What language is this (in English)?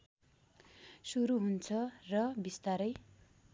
Nepali